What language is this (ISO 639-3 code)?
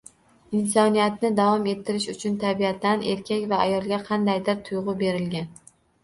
uzb